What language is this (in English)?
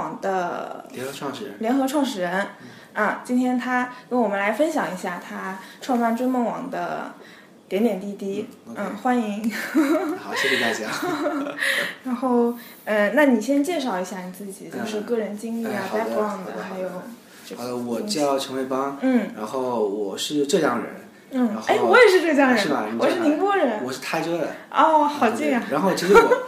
Chinese